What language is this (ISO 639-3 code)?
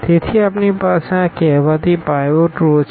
guj